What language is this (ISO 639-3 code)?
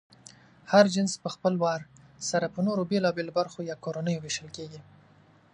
pus